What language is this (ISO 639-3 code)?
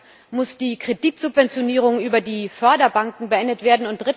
deu